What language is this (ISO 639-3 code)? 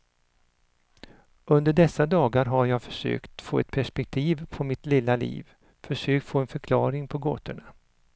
swe